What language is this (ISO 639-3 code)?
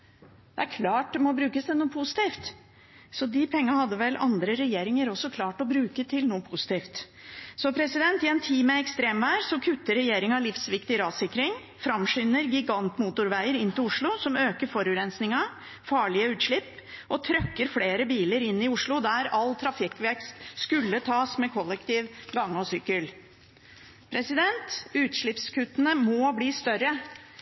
nob